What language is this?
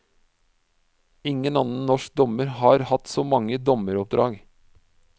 Norwegian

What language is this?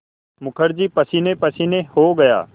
Hindi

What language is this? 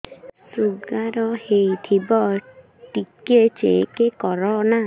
Odia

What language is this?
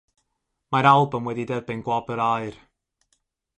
Welsh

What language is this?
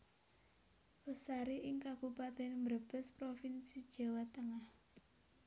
Javanese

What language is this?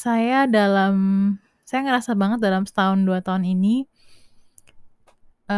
Indonesian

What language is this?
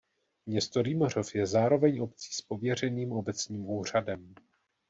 Czech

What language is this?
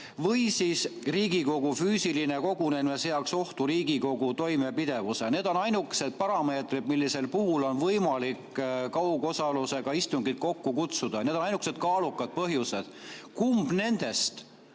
Estonian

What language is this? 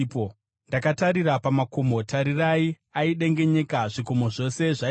Shona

